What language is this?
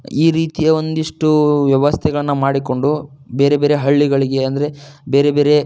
Kannada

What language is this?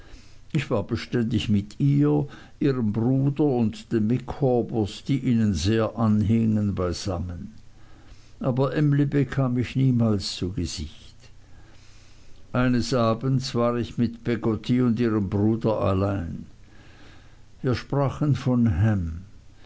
German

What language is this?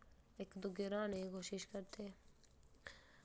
Dogri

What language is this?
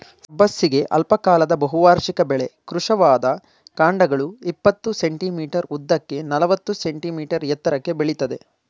Kannada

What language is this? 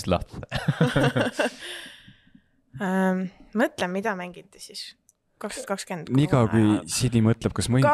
Finnish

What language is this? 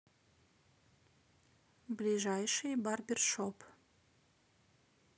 Russian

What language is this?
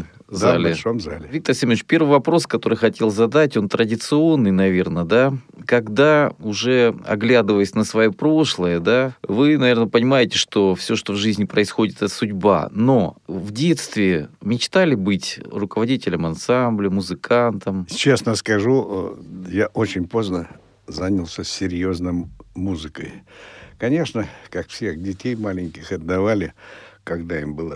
Russian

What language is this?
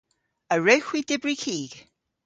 Cornish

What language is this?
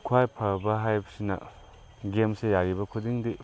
Manipuri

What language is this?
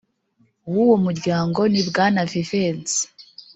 Kinyarwanda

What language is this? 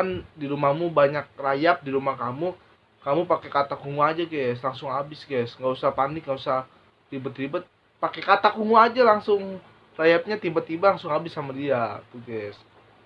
Indonesian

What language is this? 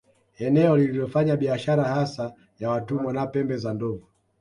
Swahili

